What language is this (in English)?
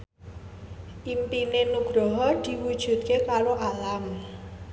Javanese